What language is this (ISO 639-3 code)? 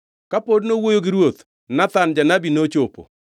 luo